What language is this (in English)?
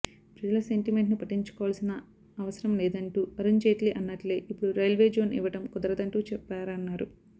Telugu